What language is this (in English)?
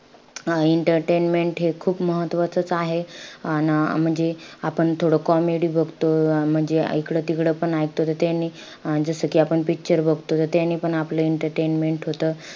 Marathi